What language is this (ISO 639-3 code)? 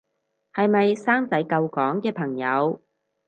yue